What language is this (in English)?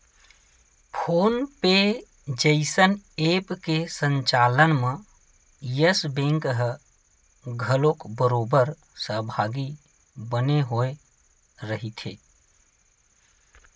Chhattisgarhi